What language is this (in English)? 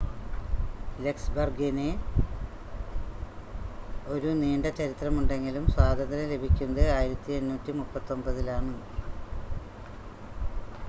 Malayalam